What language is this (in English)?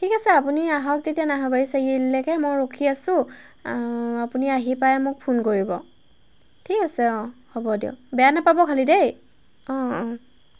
Assamese